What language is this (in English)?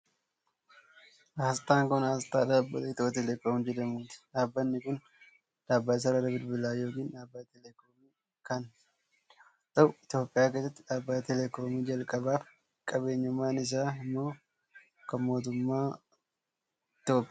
Oromo